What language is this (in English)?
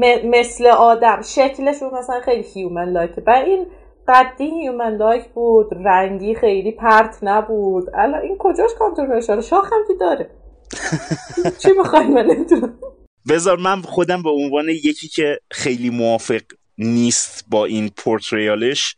Persian